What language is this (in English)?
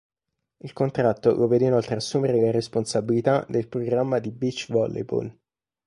Italian